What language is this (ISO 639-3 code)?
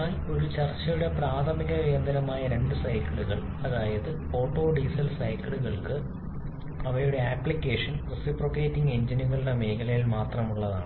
mal